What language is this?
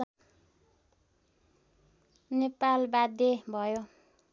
Nepali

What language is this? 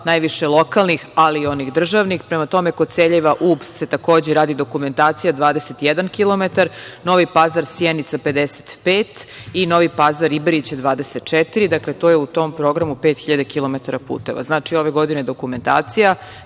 Serbian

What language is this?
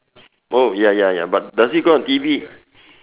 English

